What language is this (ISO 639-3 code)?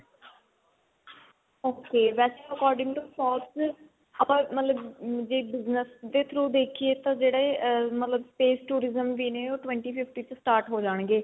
pan